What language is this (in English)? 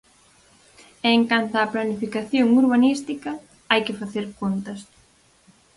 Galician